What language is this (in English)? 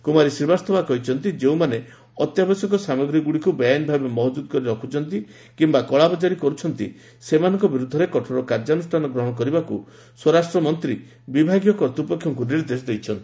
Odia